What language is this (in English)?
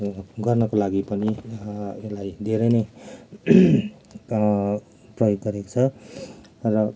Nepali